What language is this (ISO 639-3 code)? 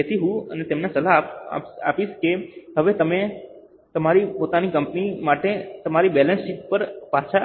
guj